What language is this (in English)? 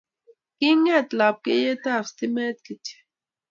Kalenjin